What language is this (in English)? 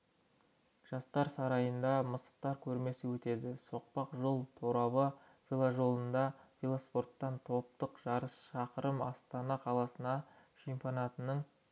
Kazakh